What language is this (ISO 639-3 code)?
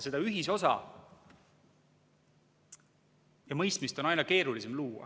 est